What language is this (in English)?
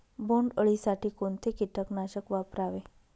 Marathi